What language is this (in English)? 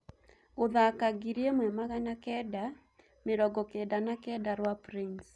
Kikuyu